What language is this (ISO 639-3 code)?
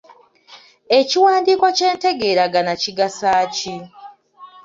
lug